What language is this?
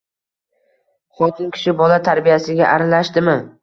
Uzbek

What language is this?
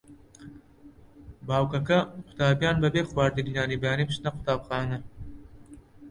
Central Kurdish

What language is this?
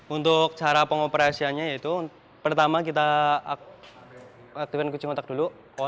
Indonesian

